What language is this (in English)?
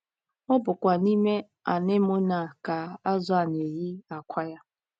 Igbo